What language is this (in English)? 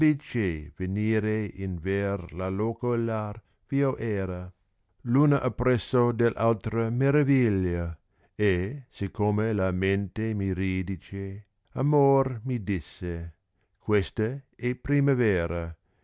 Italian